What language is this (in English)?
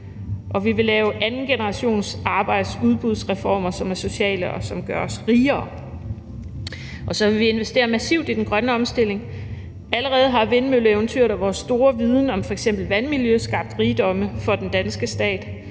Danish